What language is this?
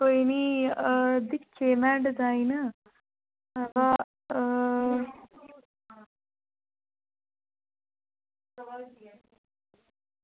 Dogri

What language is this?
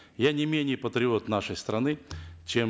Kazakh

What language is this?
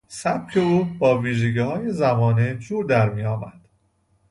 Persian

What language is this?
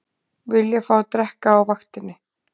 Icelandic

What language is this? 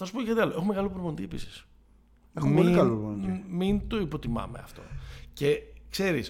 Greek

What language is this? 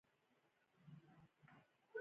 Pashto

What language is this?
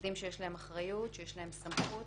Hebrew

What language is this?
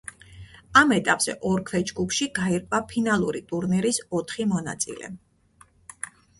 Georgian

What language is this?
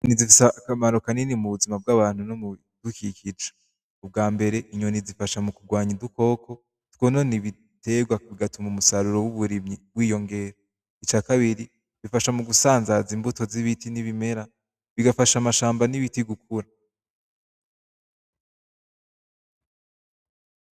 Rundi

